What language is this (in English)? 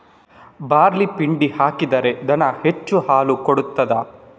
Kannada